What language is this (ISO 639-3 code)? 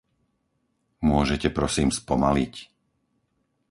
slk